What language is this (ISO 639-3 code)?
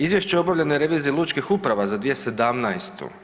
hrv